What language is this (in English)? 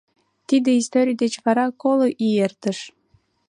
Mari